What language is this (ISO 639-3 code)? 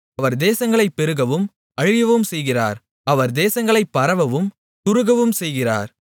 tam